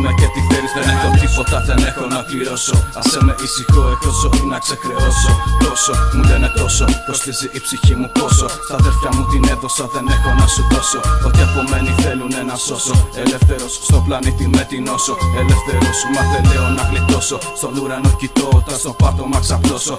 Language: Greek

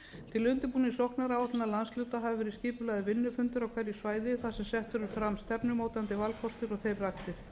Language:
Icelandic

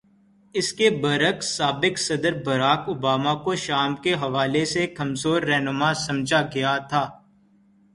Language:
Urdu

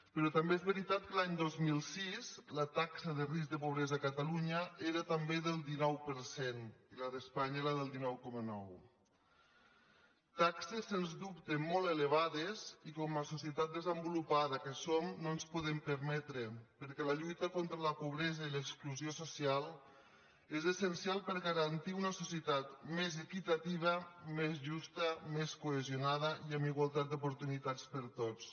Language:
Catalan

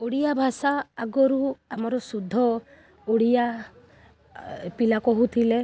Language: Odia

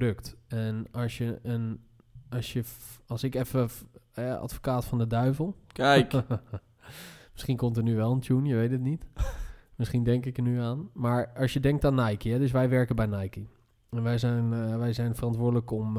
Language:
Dutch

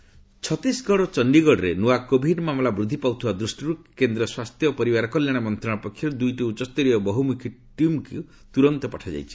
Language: Odia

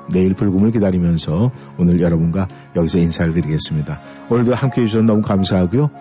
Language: Korean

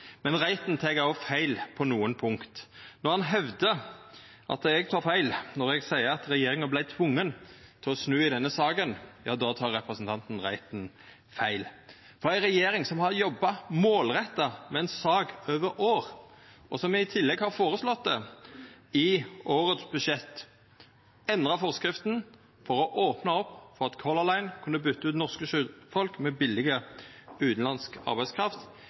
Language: Norwegian Nynorsk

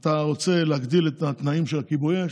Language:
Hebrew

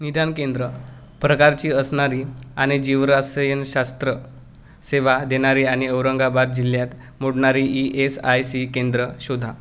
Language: Marathi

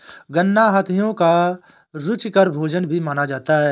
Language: Hindi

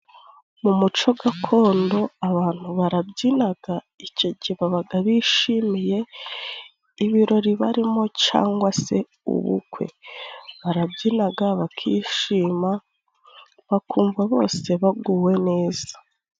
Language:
Kinyarwanda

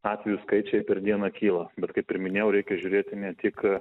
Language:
Lithuanian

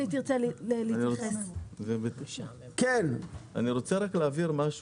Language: Hebrew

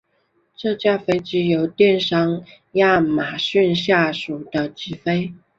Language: Chinese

